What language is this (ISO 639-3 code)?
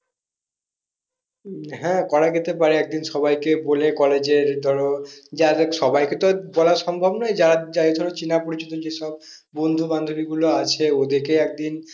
ben